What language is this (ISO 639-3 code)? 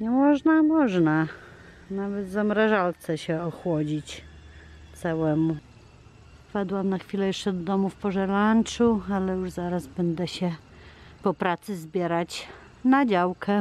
pol